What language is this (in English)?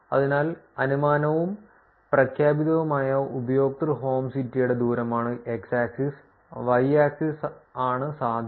Malayalam